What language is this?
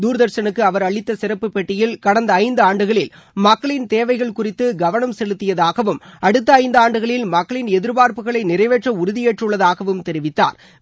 Tamil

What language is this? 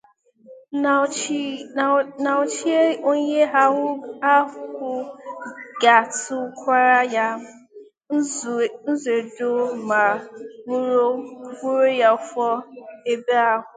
Igbo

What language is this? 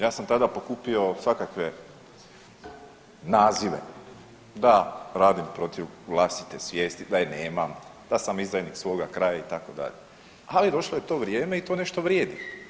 Croatian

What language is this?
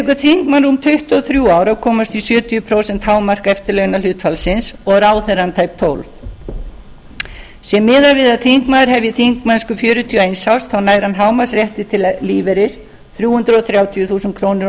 Icelandic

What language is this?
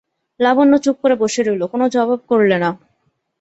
Bangla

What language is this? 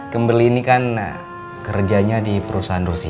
Indonesian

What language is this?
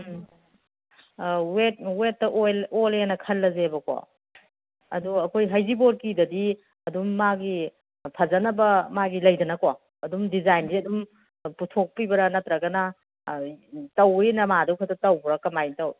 Manipuri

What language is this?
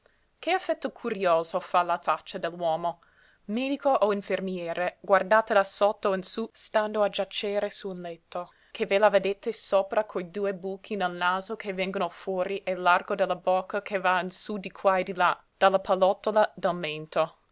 Italian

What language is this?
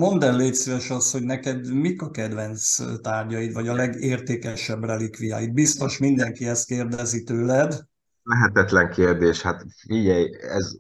Hungarian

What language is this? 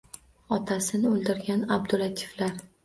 Uzbek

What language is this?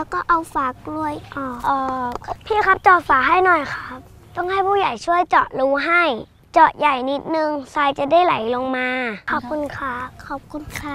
Thai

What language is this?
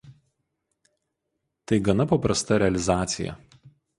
Lithuanian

